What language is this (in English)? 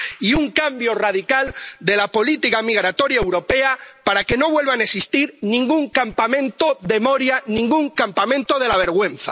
Spanish